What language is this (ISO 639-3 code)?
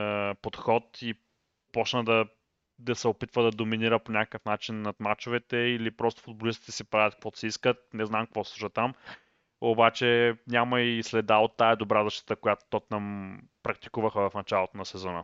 bul